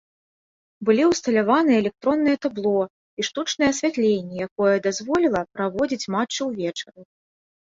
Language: Belarusian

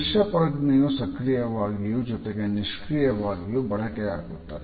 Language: Kannada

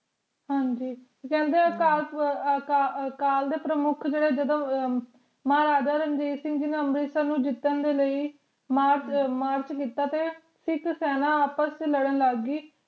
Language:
Punjabi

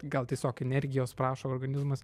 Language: Lithuanian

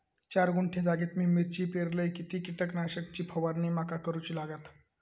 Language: Marathi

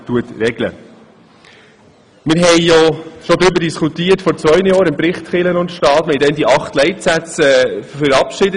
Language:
Swiss German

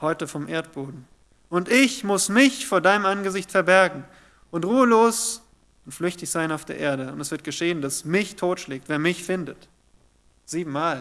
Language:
German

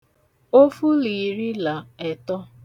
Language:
Igbo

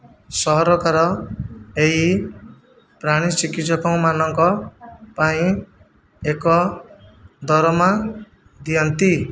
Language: Odia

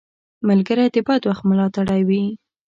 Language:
Pashto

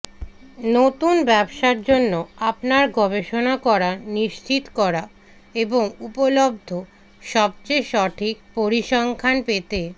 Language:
Bangla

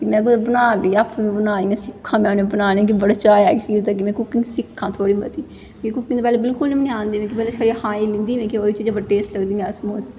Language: Dogri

